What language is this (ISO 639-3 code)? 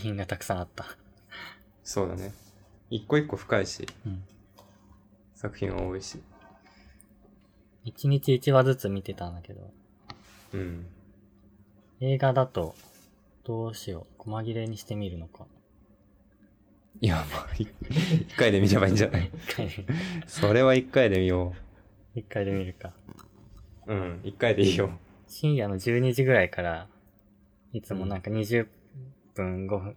jpn